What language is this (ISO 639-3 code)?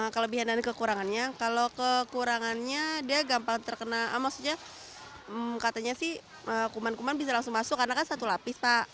ind